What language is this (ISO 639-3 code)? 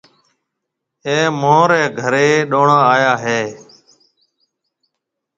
mve